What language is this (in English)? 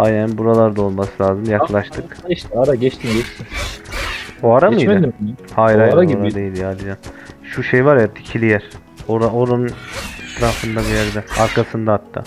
Turkish